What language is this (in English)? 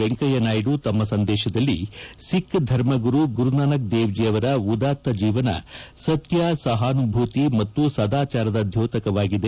Kannada